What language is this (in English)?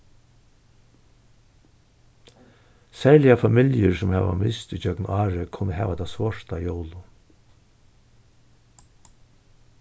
Faroese